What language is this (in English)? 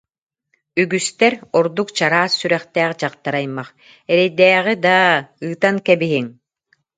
Yakut